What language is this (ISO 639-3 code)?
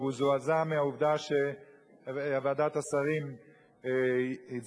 heb